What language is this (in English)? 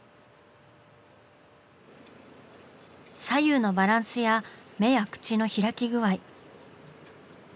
Japanese